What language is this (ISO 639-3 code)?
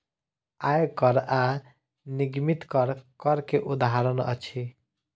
mai